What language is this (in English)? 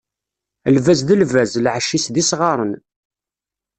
Kabyle